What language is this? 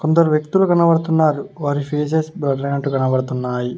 Telugu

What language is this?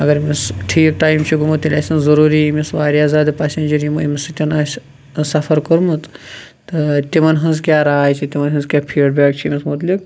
Kashmiri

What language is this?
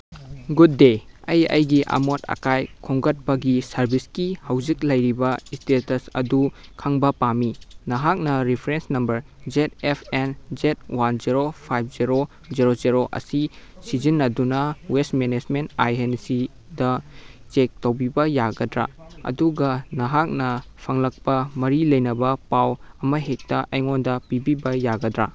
Manipuri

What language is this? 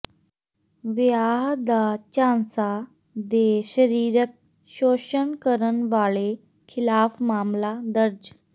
Punjabi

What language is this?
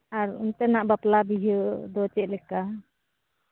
Santali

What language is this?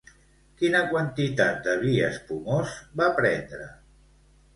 Catalan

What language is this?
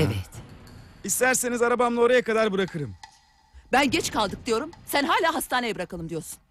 Turkish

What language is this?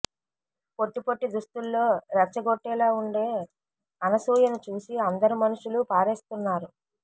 Telugu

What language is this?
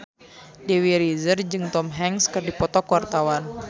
Sundanese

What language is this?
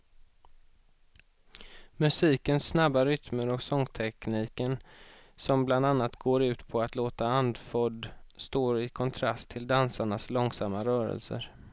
Swedish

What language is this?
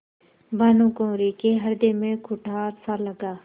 Hindi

